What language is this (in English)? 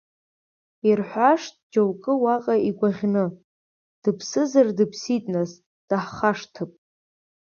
Abkhazian